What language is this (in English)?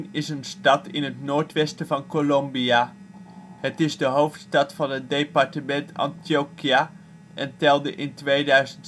Dutch